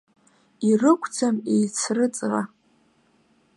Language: Abkhazian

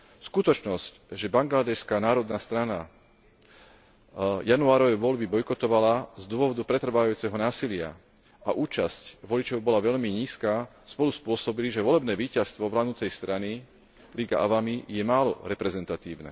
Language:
Slovak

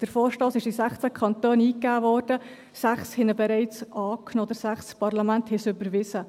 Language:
Swiss German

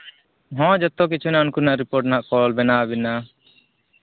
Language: Santali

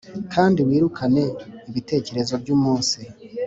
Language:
Kinyarwanda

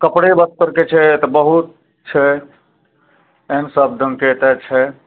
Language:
Maithili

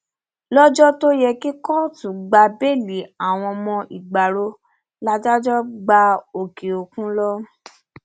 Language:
Yoruba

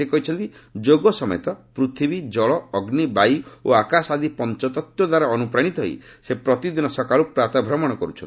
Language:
Odia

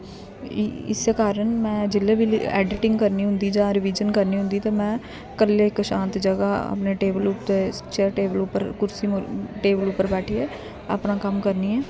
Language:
Dogri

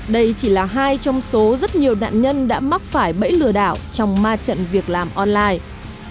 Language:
Vietnamese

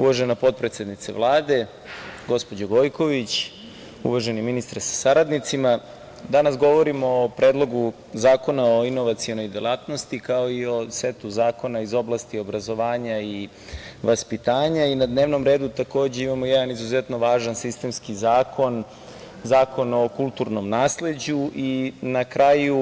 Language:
Serbian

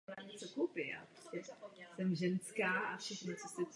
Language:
Czech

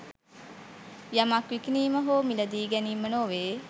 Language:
Sinhala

